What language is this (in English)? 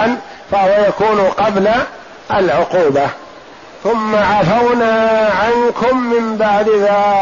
Arabic